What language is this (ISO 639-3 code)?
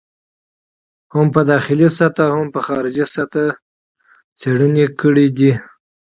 pus